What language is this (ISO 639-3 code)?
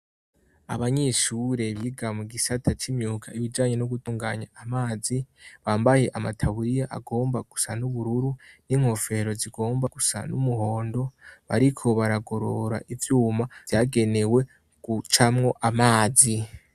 run